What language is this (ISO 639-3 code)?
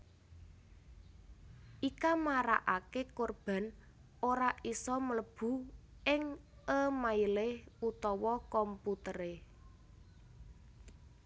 jav